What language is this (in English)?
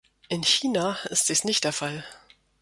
German